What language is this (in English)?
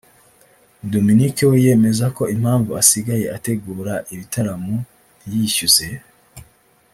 Kinyarwanda